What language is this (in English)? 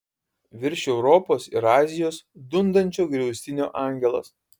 Lithuanian